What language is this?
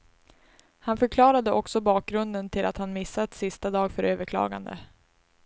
Swedish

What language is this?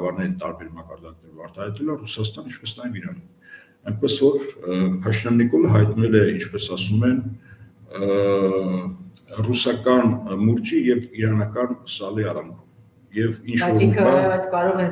Romanian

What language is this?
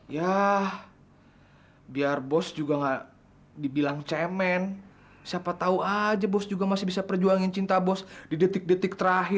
Indonesian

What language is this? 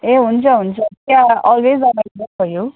Nepali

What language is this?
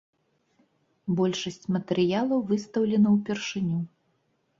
Belarusian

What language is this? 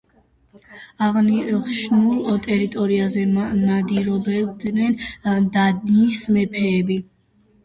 Georgian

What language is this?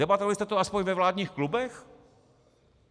Czech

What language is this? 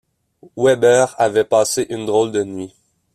French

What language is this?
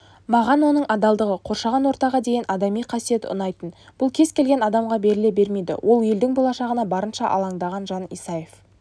Kazakh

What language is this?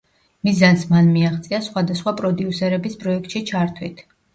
Georgian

